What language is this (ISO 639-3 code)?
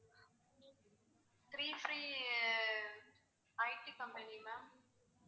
tam